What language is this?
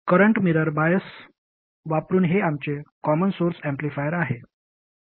Marathi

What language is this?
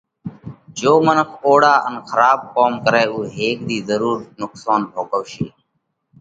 Parkari Koli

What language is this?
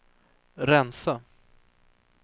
Swedish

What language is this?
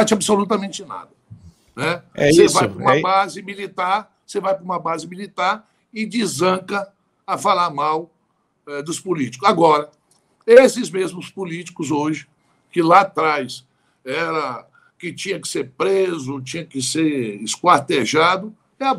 Portuguese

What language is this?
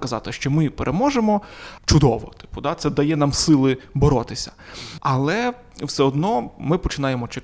Ukrainian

